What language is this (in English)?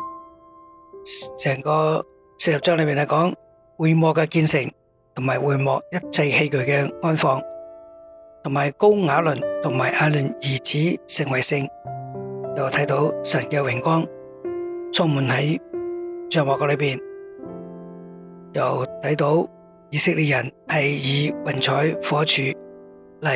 Chinese